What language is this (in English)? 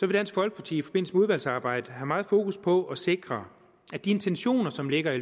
Danish